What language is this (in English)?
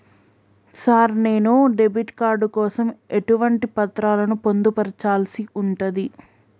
Telugu